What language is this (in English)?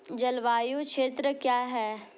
Hindi